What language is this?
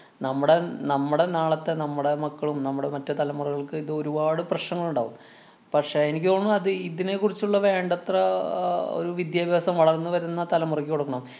Malayalam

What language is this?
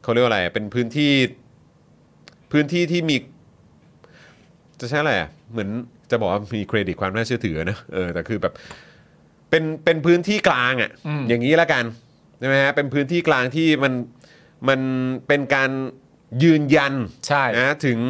Thai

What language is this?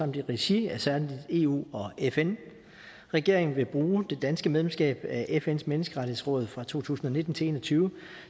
Danish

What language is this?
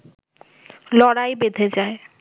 Bangla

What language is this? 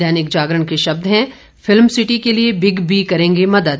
Hindi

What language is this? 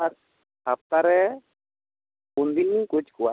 Santali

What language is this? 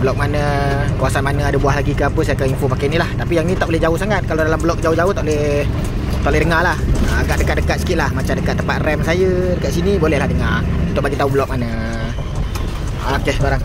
Malay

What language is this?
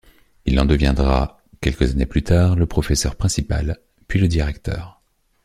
French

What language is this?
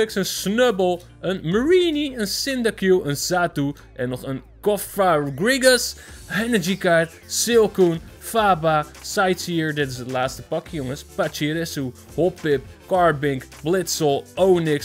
Dutch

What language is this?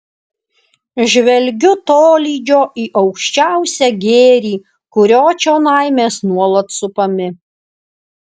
Lithuanian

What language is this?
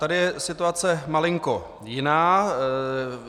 Czech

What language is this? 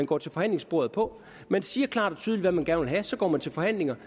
Danish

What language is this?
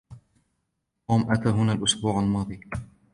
Arabic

